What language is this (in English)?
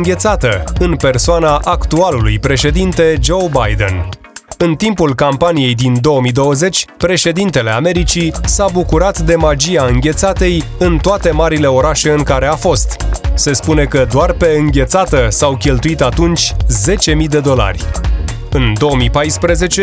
Romanian